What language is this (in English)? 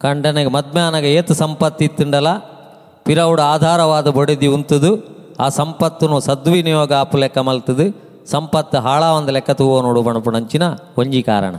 Kannada